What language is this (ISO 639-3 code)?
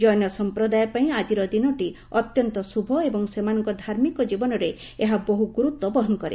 ori